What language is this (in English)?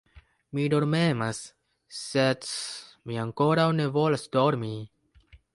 Esperanto